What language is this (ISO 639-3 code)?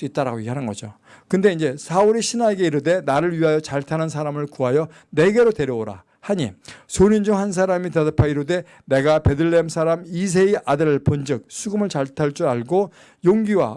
kor